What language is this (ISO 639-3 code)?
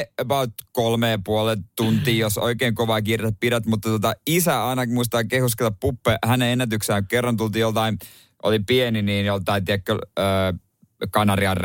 fin